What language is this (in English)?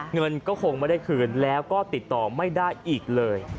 Thai